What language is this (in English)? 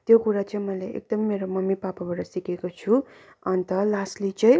Nepali